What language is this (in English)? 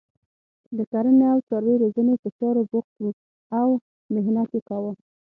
Pashto